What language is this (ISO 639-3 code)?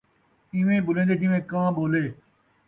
skr